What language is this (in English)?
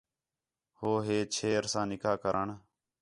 Khetrani